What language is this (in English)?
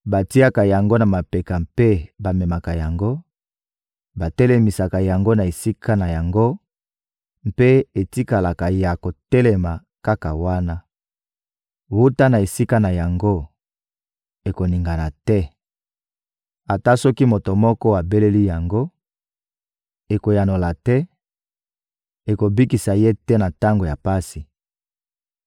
Lingala